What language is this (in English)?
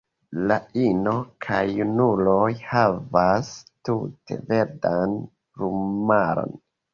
Esperanto